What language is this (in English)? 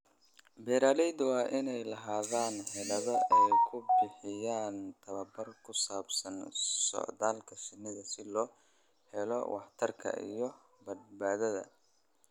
Somali